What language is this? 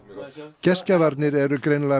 Icelandic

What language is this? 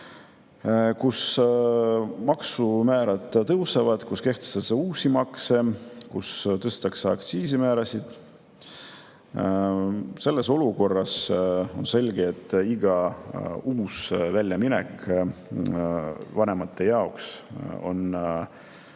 Estonian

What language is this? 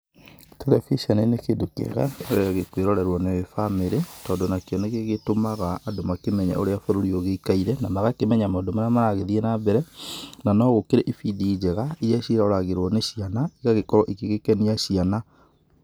Kikuyu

